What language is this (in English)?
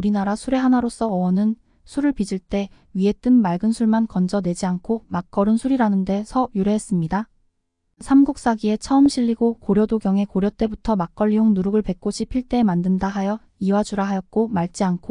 Korean